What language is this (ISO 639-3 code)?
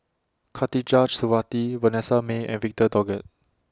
eng